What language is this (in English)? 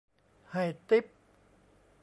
Thai